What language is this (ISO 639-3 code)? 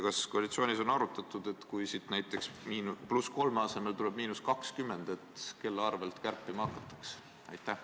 est